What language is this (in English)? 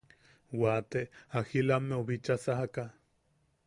Yaqui